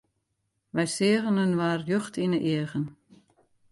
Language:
Western Frisian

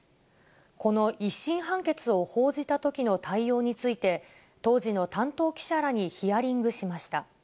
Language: Japanese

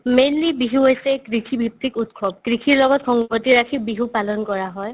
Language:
Assamese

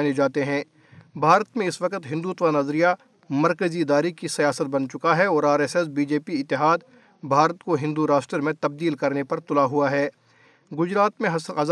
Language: Urdu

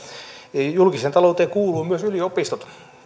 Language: Finnish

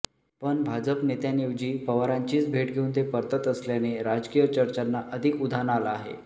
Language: Marathi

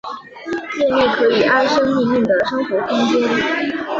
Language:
Chinese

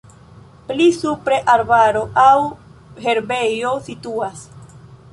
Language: Esperanto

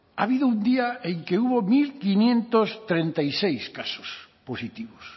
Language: Spanish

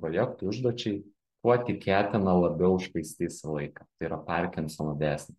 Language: Lithuanian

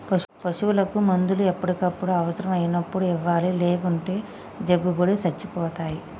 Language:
Telugu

